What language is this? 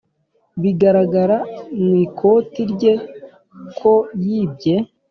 Kinyarwanda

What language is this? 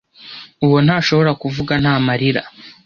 Kinyarwanda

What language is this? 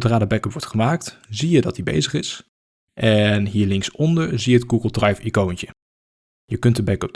Dutch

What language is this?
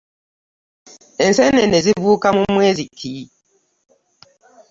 Ganda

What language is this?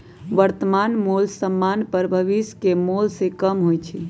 Magahi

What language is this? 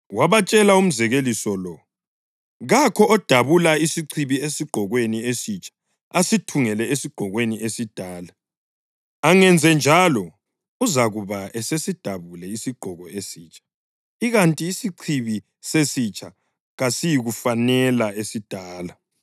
North Ndebele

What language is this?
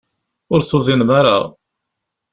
Kabyle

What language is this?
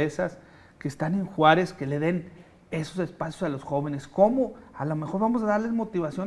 Spanish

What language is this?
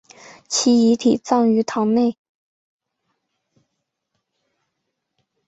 Chinese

